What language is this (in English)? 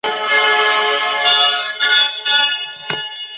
Chinese